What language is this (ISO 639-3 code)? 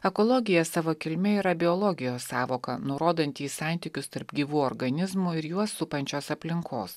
lit